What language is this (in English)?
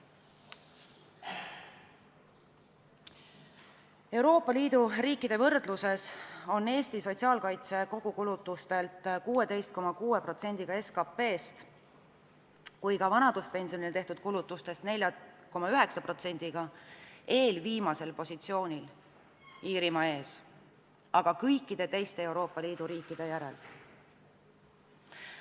Estonian